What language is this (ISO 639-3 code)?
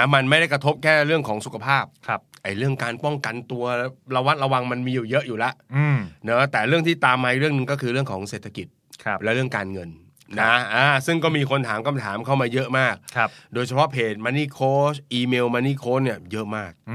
tha